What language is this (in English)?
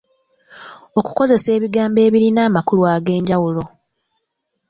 Ganda